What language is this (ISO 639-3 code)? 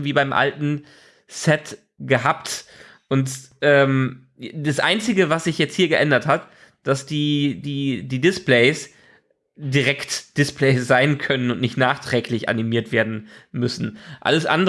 deu